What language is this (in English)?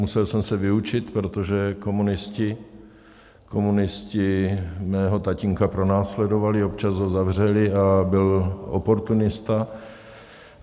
Czech